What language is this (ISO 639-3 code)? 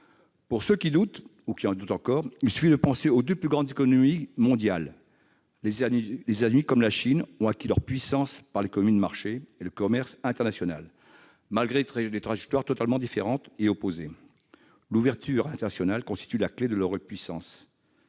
fra